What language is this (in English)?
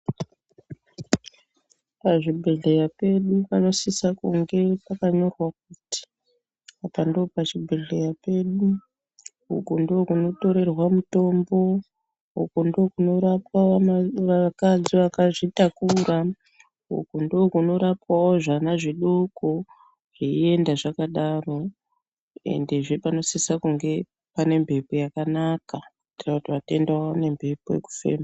Ndau